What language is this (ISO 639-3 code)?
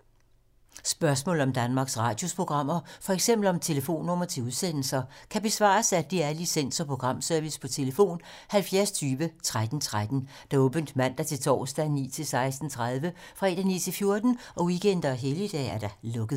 dan